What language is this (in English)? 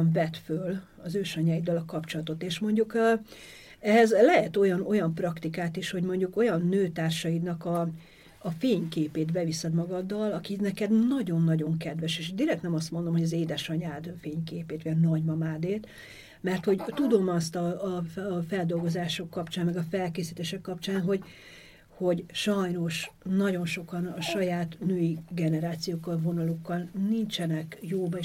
Hungarian